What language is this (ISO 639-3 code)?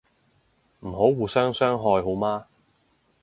yue